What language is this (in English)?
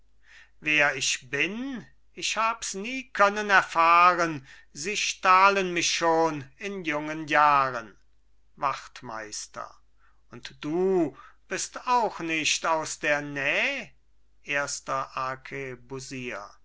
German